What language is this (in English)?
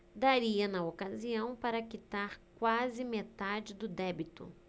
Portuguese